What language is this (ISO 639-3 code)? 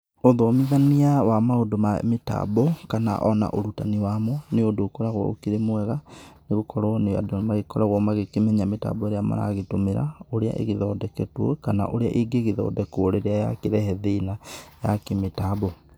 kik